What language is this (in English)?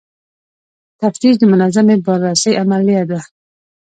Pashto